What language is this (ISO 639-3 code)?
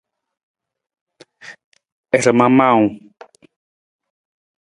nmz